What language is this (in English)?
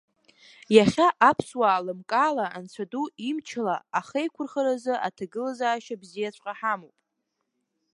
Abkhazian